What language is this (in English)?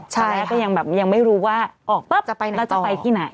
Thai